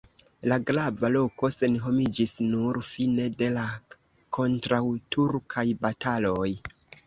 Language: Esperanto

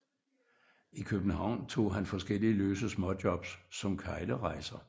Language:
Danish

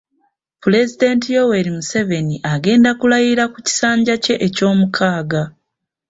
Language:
Ganda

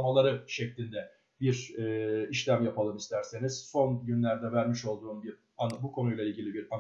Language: Turkish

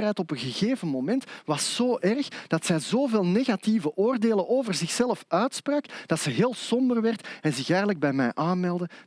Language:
Dutch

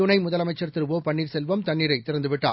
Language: Tamil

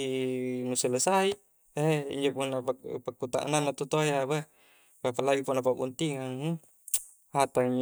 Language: Coastal Konjo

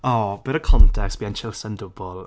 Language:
Welsh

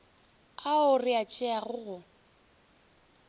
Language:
Northern Sotho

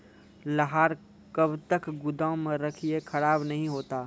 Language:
Maithili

